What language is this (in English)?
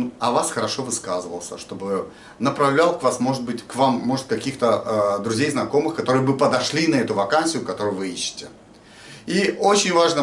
Russian